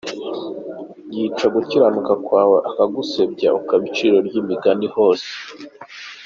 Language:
Kinyarwanda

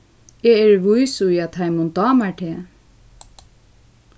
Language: Faroese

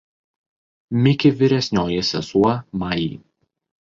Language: Lithuanian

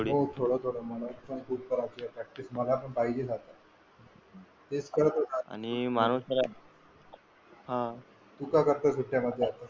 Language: Marathi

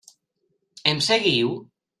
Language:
Catalan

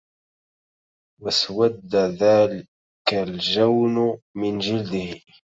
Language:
Arabic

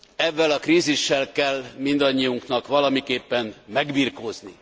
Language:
Hungarian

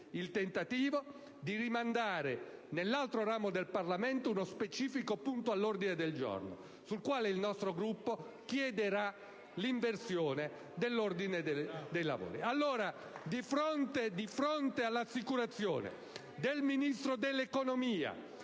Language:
Italian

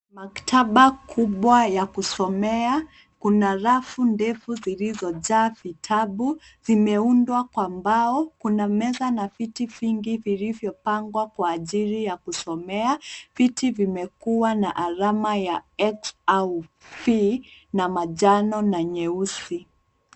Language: Swahili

